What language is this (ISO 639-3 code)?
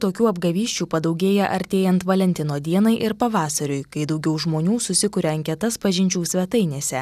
lit